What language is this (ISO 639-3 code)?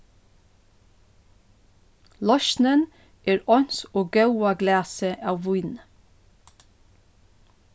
fao